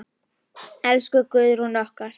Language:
Icelandic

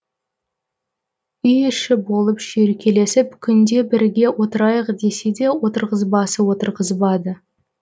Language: Kazakh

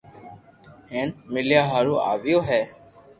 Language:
Loarki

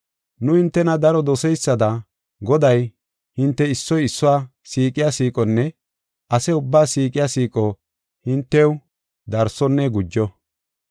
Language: Gofa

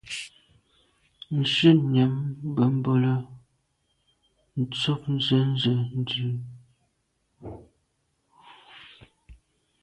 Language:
Medumba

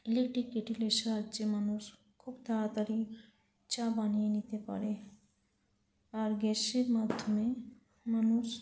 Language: Bangla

